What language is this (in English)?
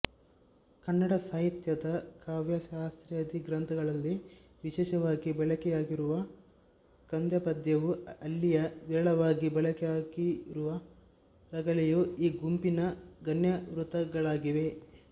Kannada